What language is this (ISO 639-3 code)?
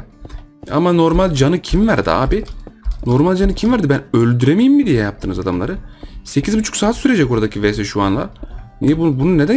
tur